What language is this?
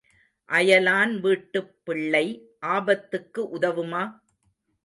Tamil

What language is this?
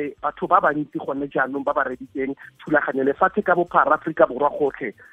Swahili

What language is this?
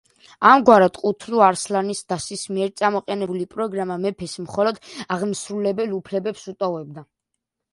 Georgian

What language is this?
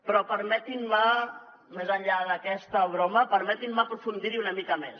Catalan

